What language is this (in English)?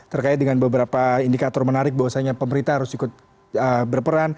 Indonesian